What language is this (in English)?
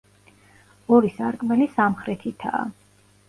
Georgian